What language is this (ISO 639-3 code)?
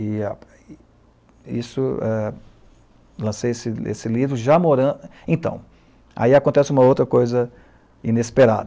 por